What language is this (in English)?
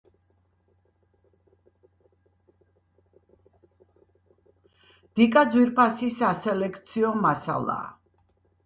Georgian